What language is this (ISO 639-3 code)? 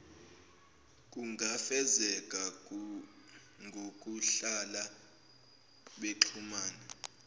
zul